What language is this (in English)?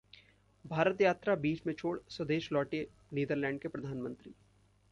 Hindi